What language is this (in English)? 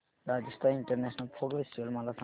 Marathi